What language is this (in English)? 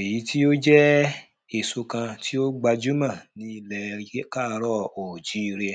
Yoruba